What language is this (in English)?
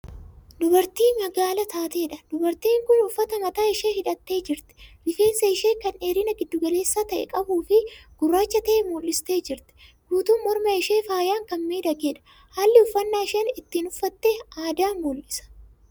Oromo